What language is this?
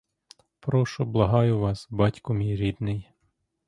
Ukrainian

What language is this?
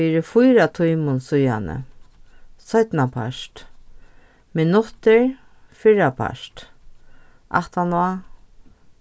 Faroese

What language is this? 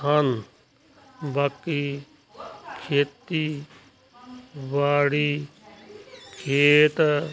Punjabi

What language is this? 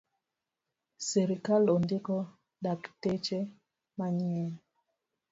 Luo (Kenya and Tanzania)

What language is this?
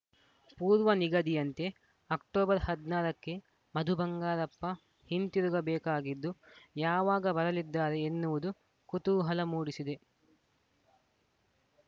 Kannada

